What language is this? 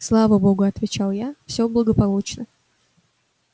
Russian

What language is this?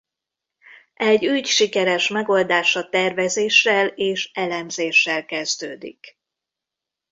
Hungarian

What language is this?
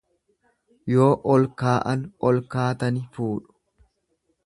Oromo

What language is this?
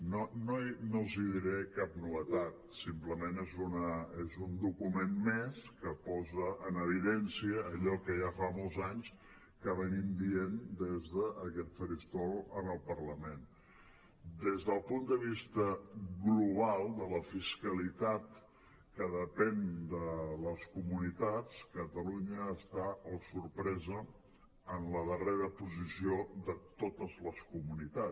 Catalan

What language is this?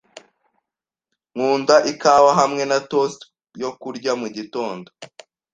Kinyarwanda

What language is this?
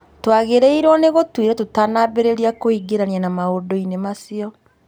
Kikuyu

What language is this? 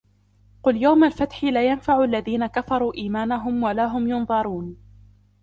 Arabic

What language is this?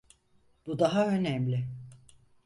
Turkish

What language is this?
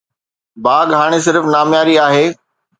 Sindhi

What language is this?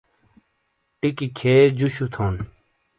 Shina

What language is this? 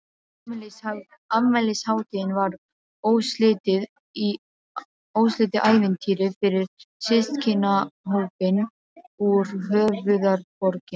Icelandic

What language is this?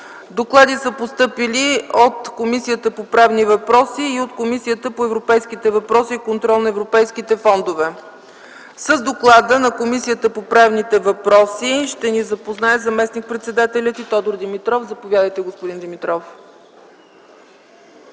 Bulgarian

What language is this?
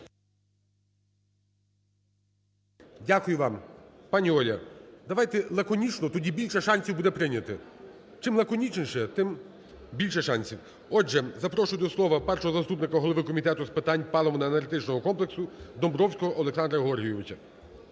Ukrainian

